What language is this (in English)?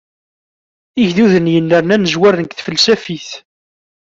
Kabyle